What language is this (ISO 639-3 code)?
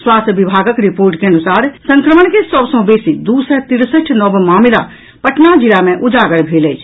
mai